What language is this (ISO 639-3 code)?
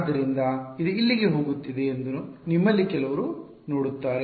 kan